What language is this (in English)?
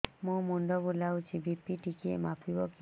Odia